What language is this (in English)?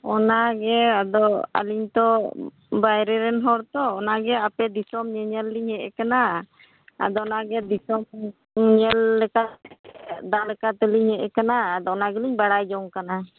Santali